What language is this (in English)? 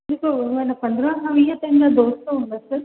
Sindhi